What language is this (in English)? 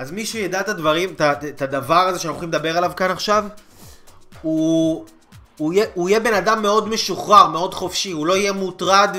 Hebrew